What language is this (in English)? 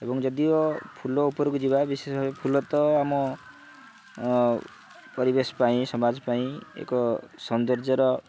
Odia